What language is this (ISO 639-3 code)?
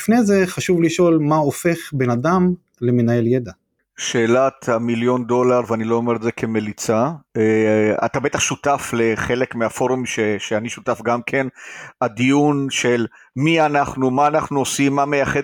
heb